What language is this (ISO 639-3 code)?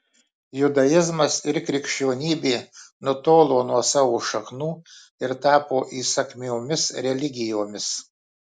lit